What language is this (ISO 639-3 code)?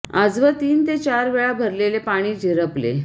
mar